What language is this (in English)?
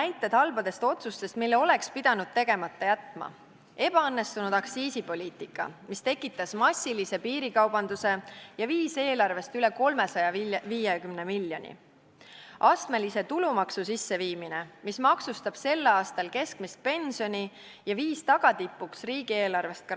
Estonian